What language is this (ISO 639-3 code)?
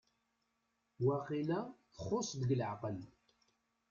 kab